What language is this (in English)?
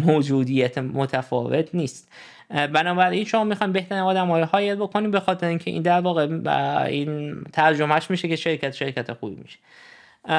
Persian